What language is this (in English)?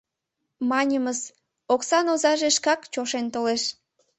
Mari